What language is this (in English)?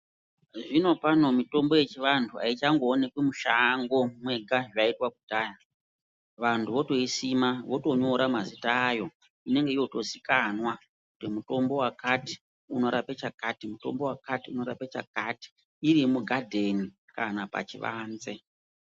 Ndau